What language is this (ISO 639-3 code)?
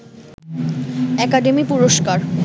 ben